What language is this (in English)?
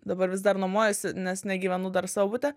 Lithuanian